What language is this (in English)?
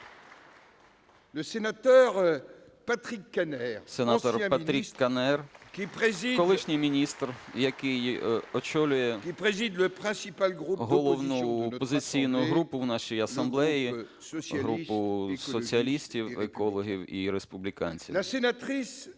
Ukrainian